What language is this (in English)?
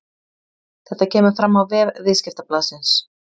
Icelandic